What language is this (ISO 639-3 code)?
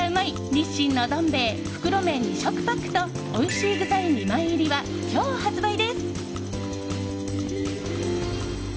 jpn